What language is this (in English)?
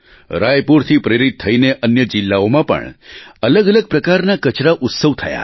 Gujarati